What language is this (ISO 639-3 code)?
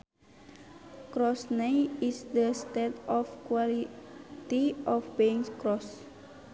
sun